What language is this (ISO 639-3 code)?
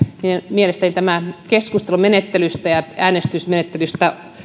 fin